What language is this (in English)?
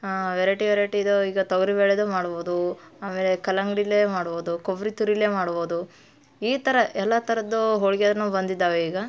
Kannada